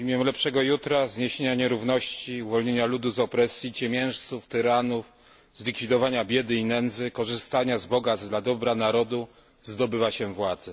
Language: Polish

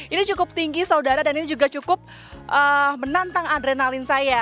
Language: Indonesian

